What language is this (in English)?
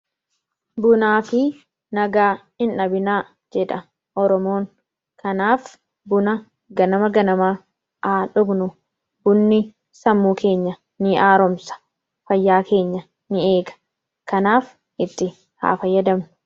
Oromo